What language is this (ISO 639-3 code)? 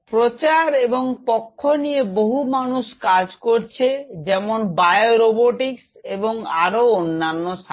ben